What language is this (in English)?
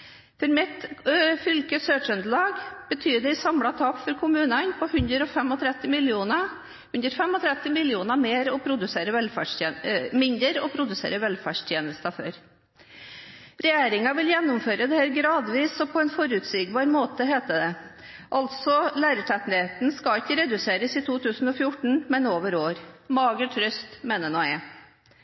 Norwegian Bokmål